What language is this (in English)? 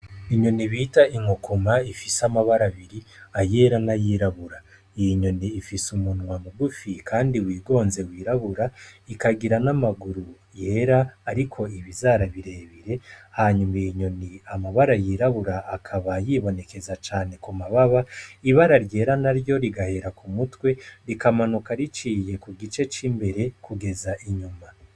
Rundi